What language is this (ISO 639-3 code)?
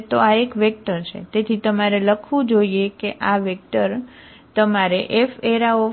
guj